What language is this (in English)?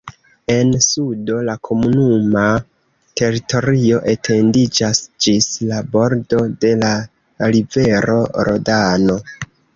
Esperanto